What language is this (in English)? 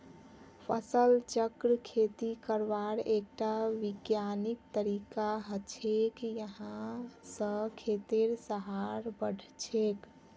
Magahi